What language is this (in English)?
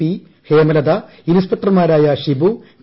Malayalam